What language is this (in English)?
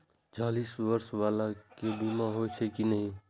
Maithili